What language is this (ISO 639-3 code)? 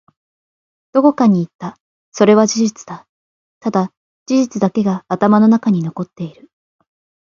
jpn